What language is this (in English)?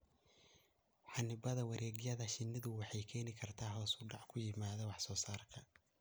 Somali